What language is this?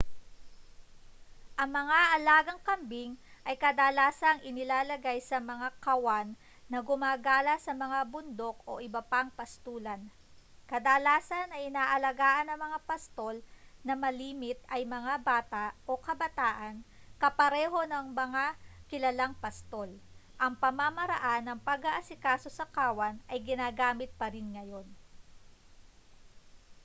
Filipino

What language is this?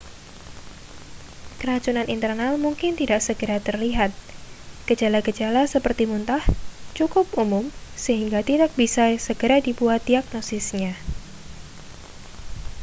Indonesian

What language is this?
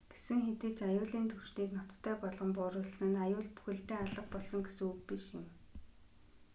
Mongolian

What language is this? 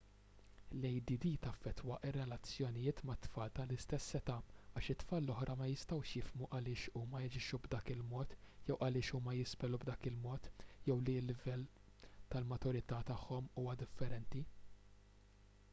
Maltese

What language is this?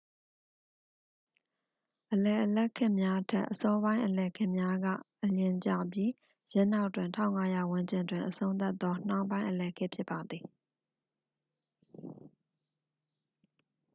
Burmese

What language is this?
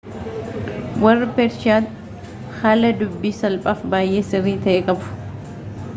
Oromo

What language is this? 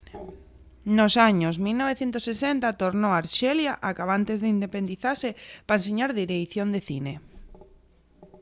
Asturian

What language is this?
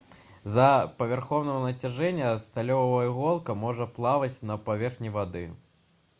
Belarusian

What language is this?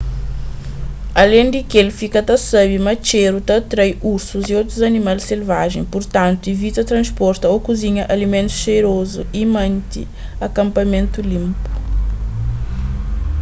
Kabuverdianu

